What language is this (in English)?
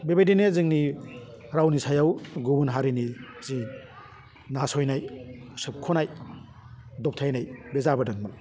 Bodo